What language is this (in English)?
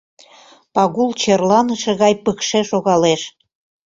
Mari